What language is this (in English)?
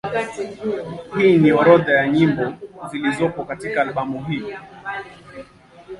Swahili